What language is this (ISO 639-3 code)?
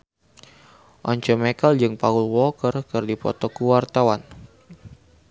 sun